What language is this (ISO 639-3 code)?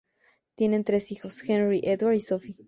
spa